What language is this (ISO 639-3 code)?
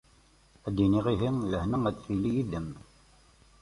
kab